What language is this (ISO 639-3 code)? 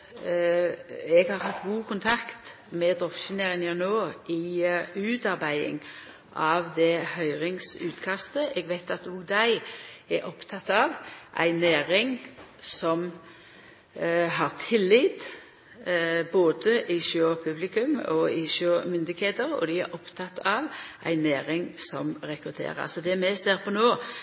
nno